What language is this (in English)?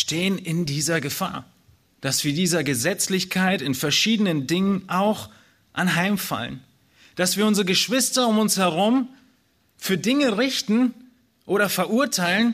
German